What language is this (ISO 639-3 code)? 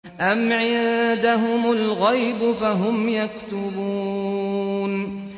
ara